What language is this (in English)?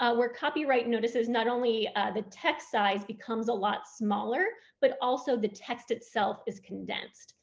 English